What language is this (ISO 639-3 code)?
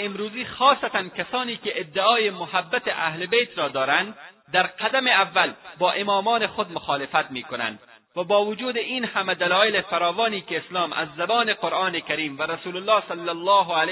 fas